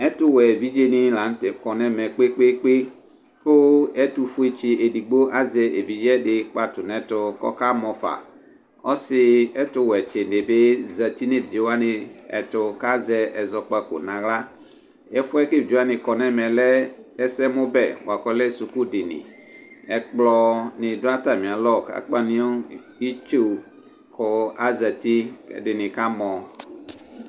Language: Ikposo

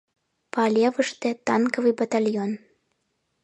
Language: Mari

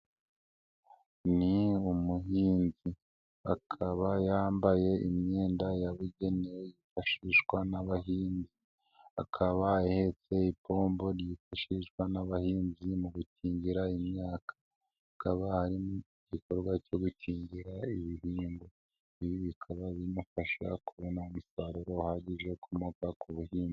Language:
Kinyarwanda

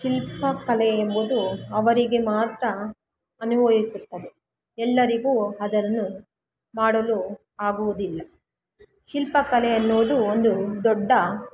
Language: Kannada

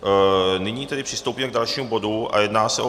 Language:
Czech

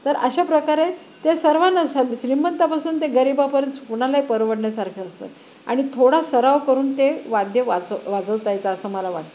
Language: Marathi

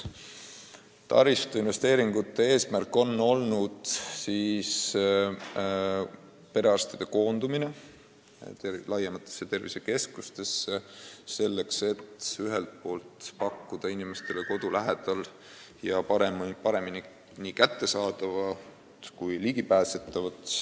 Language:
Estonian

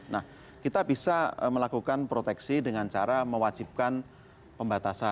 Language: Indonesian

